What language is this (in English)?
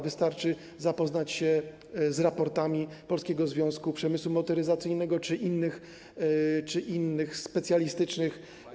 Polish